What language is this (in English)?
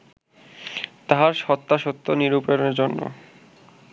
Bangla